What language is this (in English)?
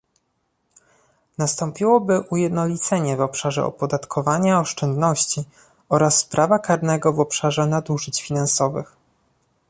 Polish